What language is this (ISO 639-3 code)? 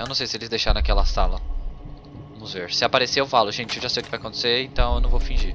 por